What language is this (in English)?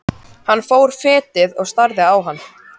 Icelandic